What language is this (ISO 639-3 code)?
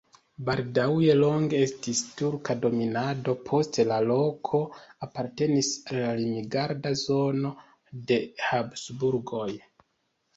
epo